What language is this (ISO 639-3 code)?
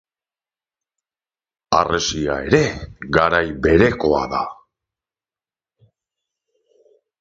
eus